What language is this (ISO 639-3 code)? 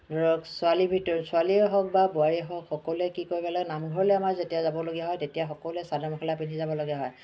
asm